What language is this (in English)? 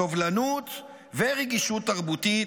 Hebrew